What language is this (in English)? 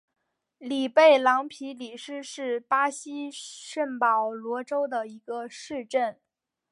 Chinese